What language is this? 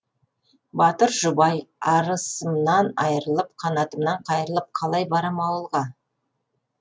Kazakh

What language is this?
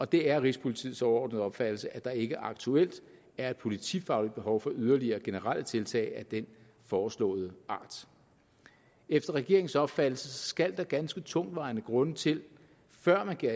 Danish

